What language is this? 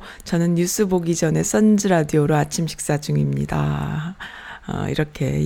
Korean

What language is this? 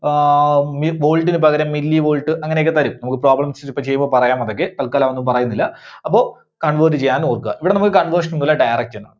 Malayalam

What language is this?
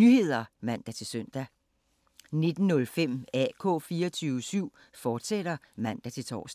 Danish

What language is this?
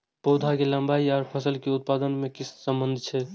Maithili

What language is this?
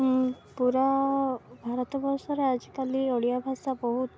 Odia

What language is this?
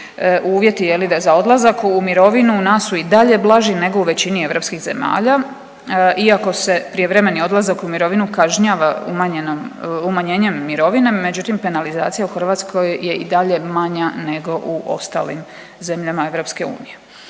Croatian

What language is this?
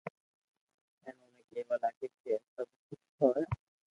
Loarki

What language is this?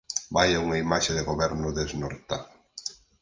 Galician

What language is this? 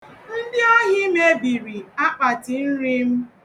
Igbo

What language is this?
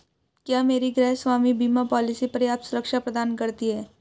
Hindi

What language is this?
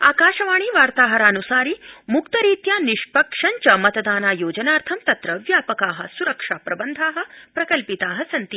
Sanskrit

